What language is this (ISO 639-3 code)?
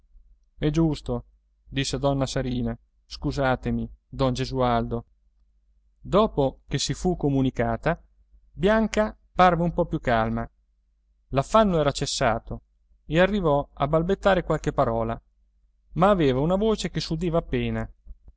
ita